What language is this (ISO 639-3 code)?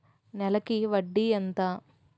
tel